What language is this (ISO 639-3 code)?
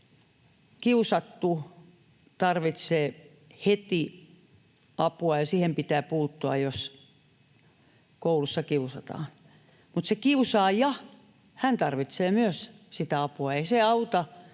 fin